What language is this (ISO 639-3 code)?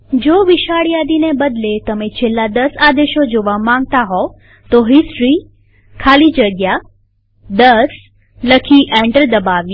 guj